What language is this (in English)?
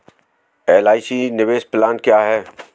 Hindi